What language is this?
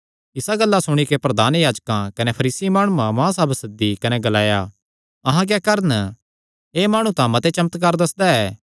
Kangri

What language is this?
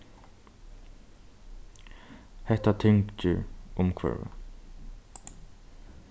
Faroese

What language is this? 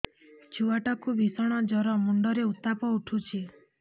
Odia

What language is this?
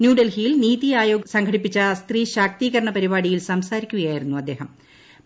Malayalam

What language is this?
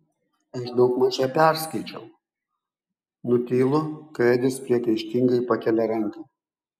Lithuanian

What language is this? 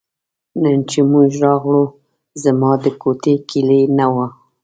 Pashto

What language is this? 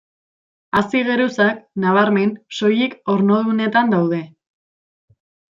Basque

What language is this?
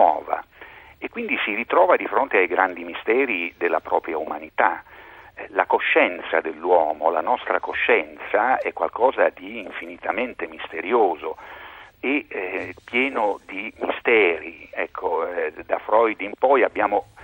Italian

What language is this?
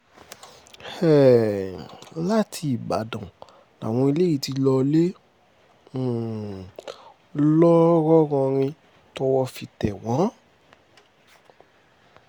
Yoruba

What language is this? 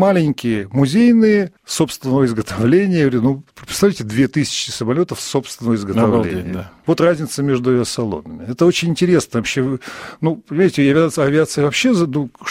Russian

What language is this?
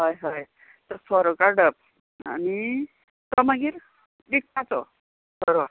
Konkani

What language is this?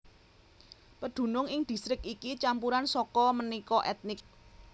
Javanese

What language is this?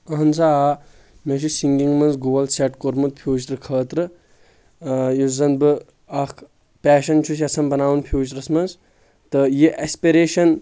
Kashmiri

